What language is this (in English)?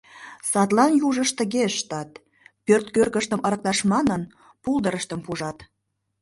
Mari